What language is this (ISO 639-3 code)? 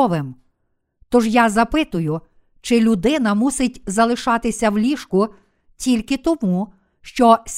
ukr